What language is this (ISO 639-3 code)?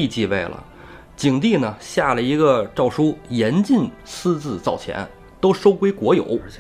zho